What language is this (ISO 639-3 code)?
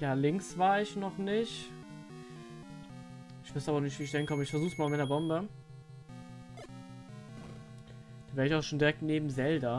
deu